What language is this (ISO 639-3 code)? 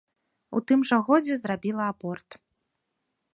bel